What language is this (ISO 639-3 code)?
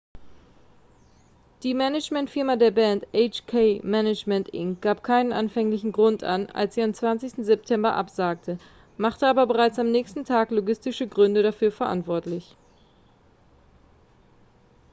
deu